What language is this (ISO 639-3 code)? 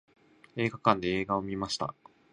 jpn